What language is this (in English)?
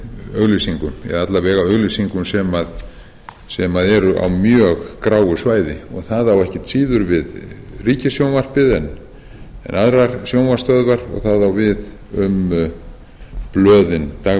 Icelandic